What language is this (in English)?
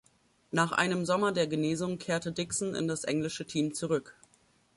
German